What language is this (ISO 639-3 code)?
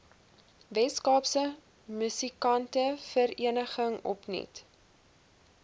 afr